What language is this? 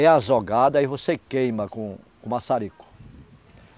Portuguese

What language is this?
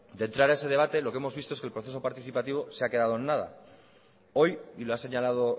Spanish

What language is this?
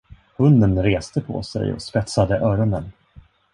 Swedish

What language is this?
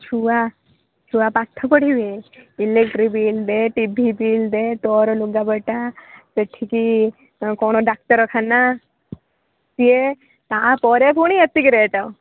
Odia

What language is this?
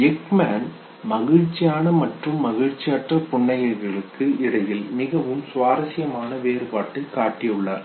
Tamil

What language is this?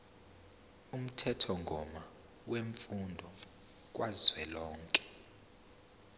Zulu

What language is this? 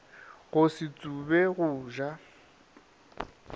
Northern Sotho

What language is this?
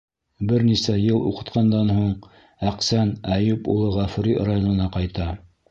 Bashkir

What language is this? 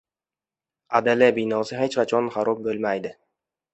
Uzbek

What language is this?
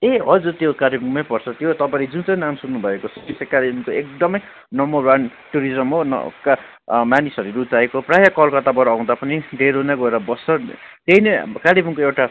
Nepali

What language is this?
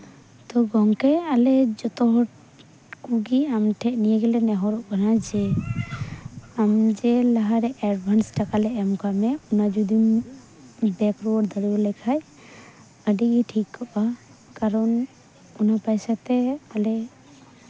Santali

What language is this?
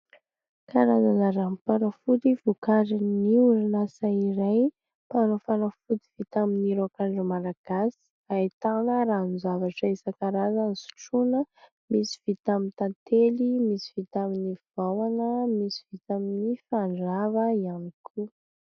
Malagasy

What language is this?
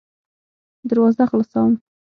Pashto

